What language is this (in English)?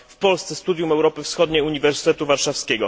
Polish